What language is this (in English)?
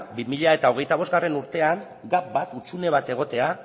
Basque